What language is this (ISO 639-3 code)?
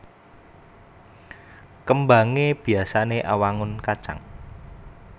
jav